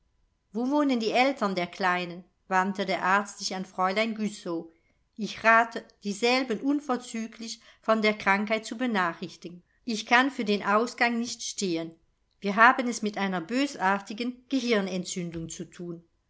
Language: German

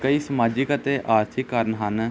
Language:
Punjabi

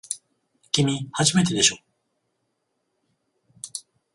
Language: Japanese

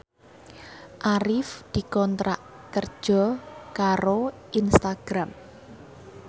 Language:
Javanese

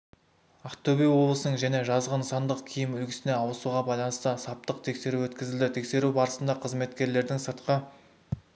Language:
Kazakh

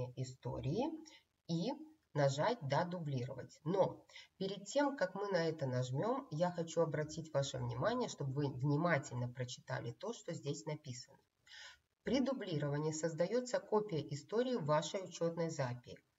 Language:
Russian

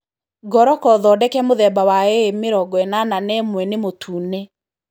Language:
Kikuyu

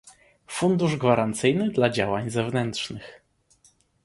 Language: Polish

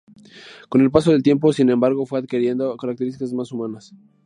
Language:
Spanish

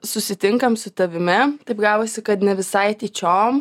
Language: Lithuanian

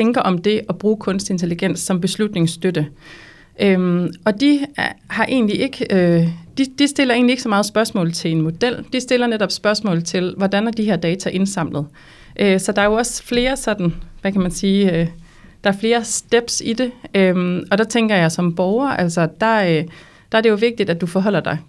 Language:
Danish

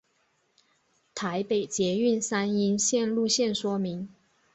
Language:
Chinese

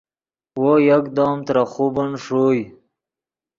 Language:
Yidgha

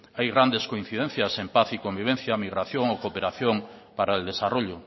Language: Spanish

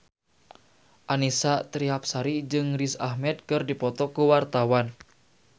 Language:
Sundanese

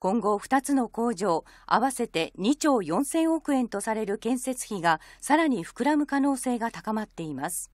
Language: Japanese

